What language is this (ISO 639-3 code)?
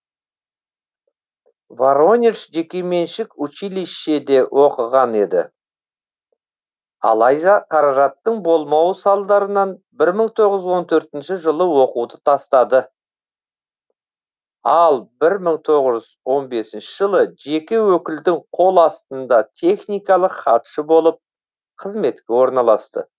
kaz